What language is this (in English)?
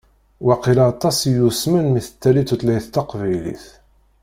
Kabyle